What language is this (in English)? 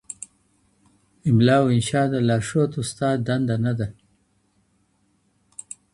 Pashto